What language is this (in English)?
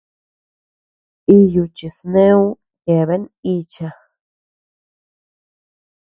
Tepeuxila Cuicatec